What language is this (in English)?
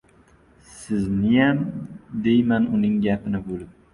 Uzbek